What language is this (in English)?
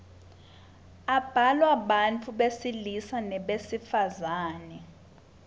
Swati